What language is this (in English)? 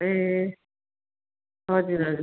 Nepali